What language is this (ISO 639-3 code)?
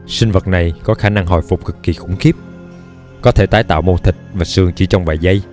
vie